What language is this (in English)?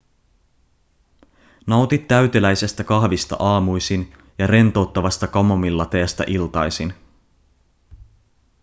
Finnish